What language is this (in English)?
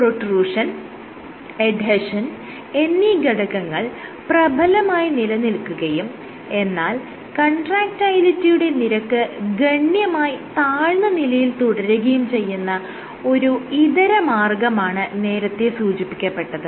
Malayalam